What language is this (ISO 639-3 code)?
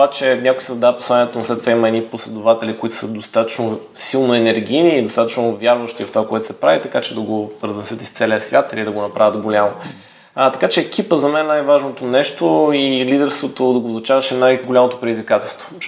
bul